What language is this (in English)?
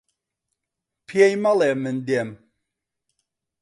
Central Kurdish